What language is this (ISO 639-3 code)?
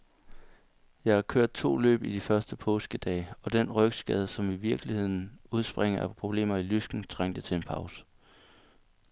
dan